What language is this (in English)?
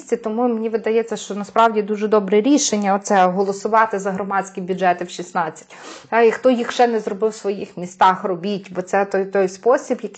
Ukrainian